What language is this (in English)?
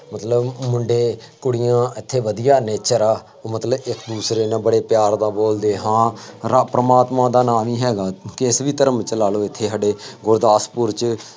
Punjabi